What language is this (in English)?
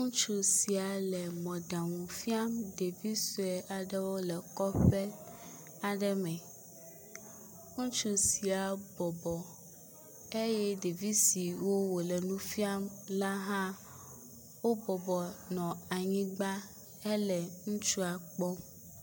Ewe